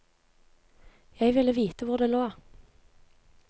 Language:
Norwegian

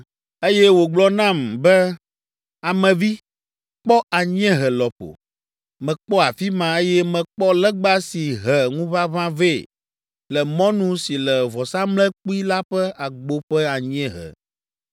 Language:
Ewe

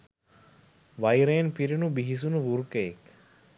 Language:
Sinhala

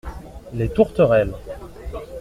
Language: French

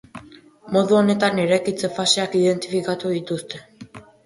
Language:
Basque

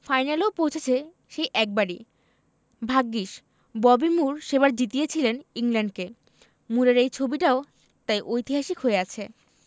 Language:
Bangla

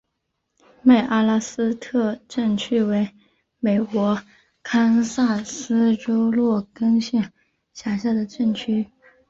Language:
Chinese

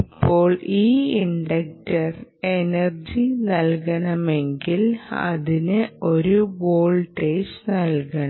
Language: Malayalam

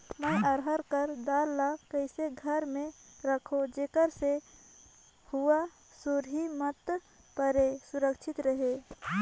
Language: Chhattisgarhi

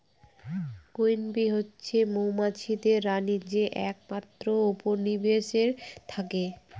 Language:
Bangla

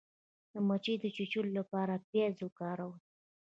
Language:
Pashto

